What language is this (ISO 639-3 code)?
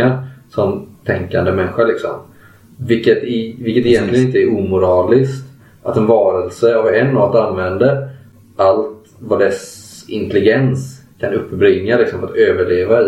swe